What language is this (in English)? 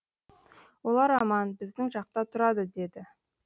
Kazakh